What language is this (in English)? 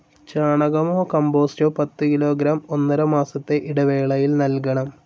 Malayalam